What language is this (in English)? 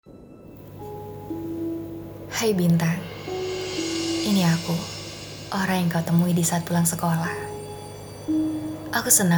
Indonesian